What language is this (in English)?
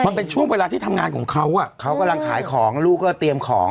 Thai